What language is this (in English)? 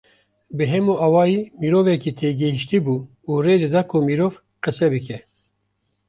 Kurdish